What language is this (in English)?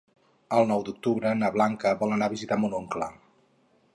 Catalan